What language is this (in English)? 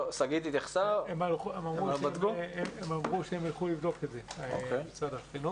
Hebrew